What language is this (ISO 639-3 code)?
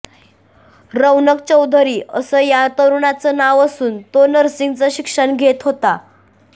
mar